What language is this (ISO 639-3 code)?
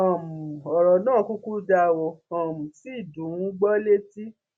yor